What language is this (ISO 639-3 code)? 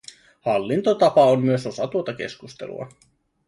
fin